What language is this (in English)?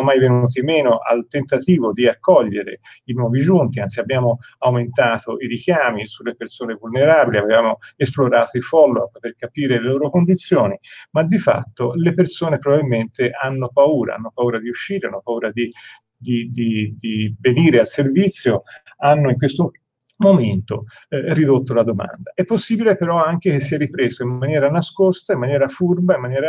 Italian